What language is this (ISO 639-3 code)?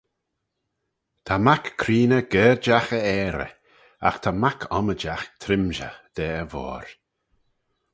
glv